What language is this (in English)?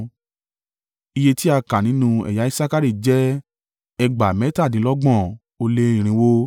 Yoruba